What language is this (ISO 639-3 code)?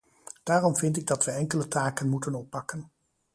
nld